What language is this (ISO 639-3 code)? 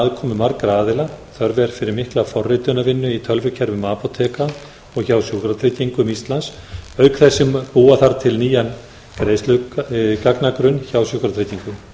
isl